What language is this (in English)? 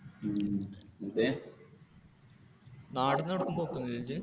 Malayalam